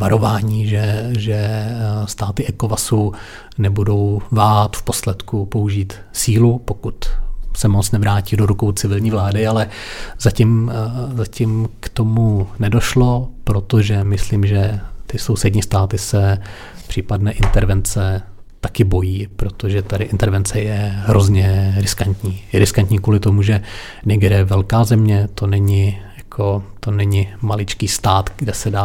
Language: Czech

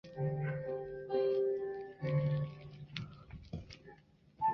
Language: Chinese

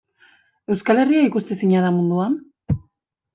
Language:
Basque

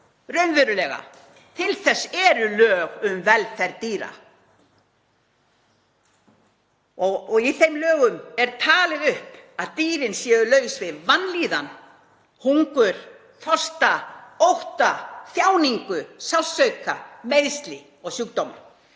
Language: Icelandic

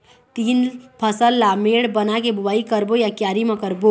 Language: Chhattisgarhi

